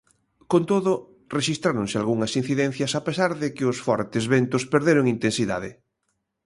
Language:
Galician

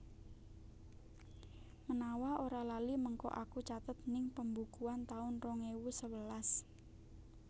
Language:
Javanese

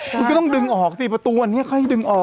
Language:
Thai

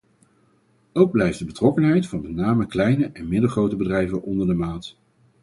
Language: Dutch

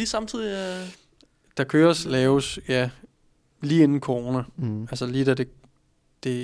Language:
Danish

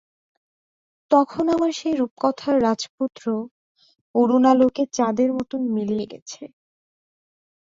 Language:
Bangla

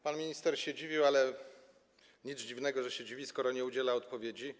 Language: Polish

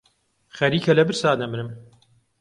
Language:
Central Kurdish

